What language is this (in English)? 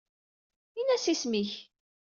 Kabyle